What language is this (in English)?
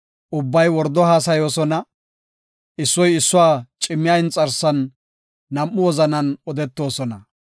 Gofa